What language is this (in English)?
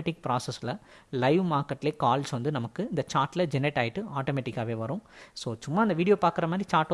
English